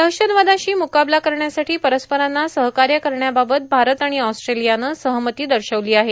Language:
Marathi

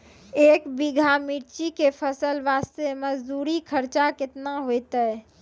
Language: Maithili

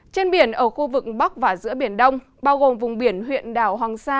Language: Vietnamese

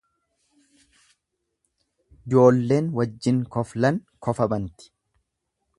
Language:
Oromo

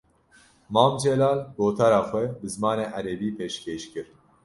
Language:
Kurdish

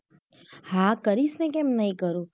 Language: Gujarati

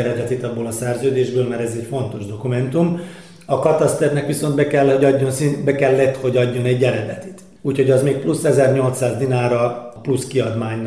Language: Hungarian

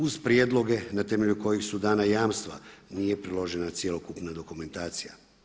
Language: Croatian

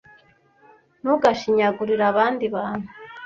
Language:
Kinyarwanda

